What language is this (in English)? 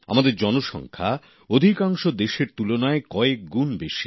Bangla